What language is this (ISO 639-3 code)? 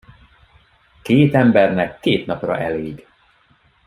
hun